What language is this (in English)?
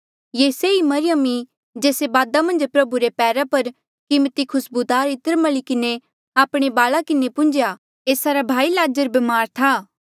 Mandeali